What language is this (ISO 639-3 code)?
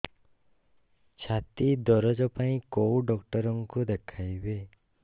ori